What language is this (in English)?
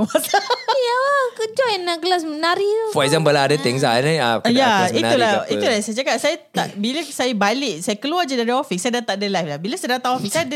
Malay